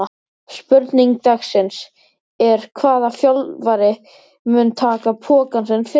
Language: Icelandic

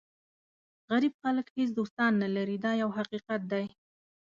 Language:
Pashto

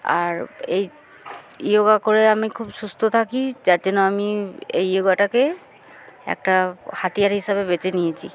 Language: Bangla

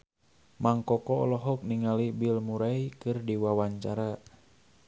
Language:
Sundanese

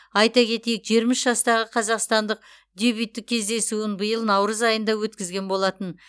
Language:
Kazakh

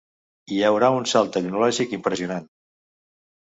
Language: Catalan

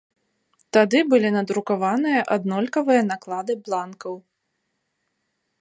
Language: Belarusian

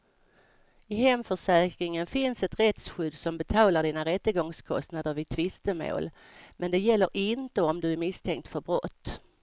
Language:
Swedish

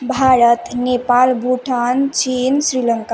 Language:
Sanskrit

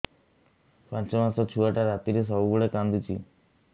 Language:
Odia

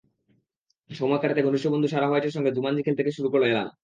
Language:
Bangla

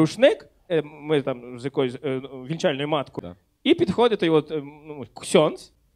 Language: Ukrainian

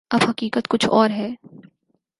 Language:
Urdu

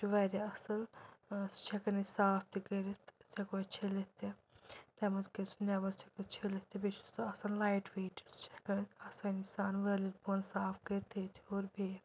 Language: Kashmiri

